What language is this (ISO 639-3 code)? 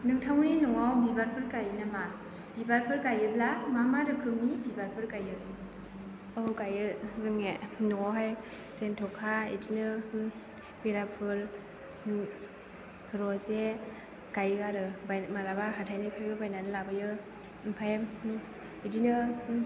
brx